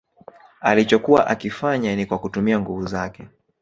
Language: Swahili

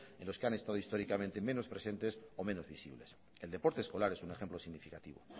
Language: Spanish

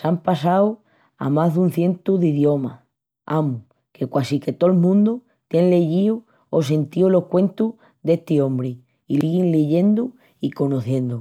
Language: Extremaduran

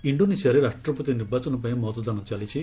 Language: Odia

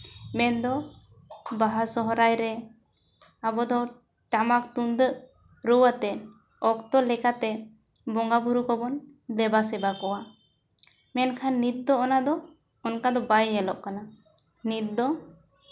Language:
Santali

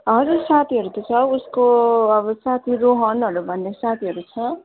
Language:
Nepali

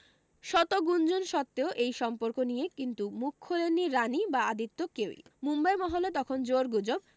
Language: Bangla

